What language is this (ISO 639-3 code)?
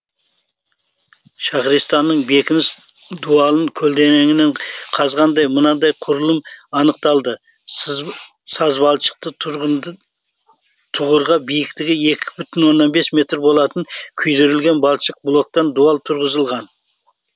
kaz